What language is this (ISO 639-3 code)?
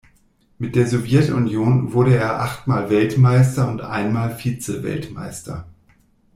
deu